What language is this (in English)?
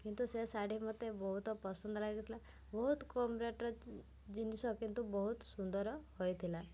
Odia